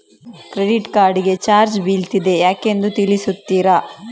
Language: Kannada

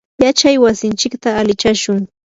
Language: Yanahuanca Pasco Quechua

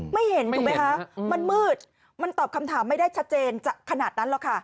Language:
Thai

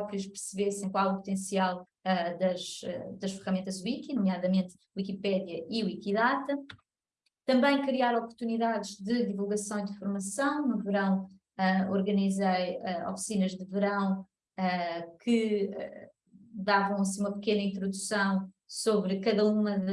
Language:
Portuguese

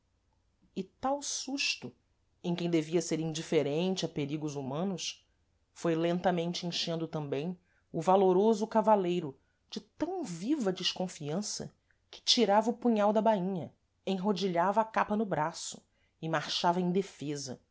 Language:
Portuguese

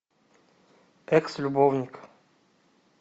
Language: Russian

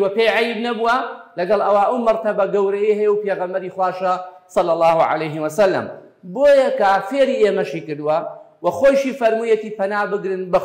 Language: Arabic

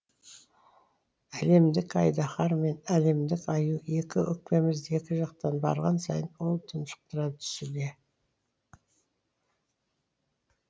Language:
Kazakh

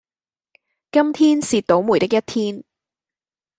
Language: Cantonese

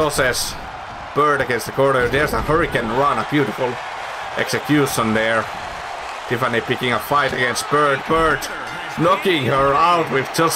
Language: English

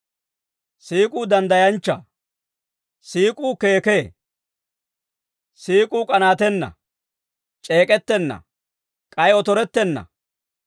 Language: Dawro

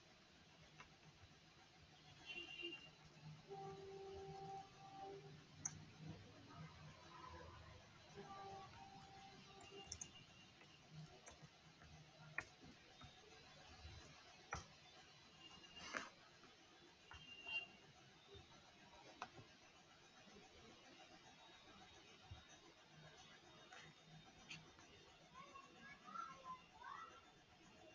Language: Marathi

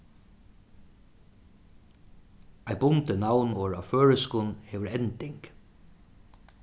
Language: Faroese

